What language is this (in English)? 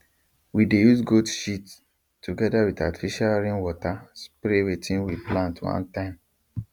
Nigerian Pidgin